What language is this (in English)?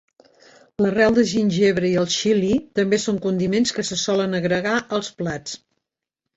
Catalan